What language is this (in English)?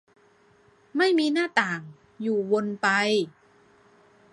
Thai